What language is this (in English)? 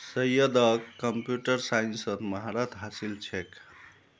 Magahi